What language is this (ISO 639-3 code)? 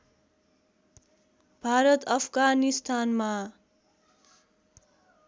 nep